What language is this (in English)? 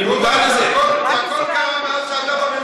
Hebrew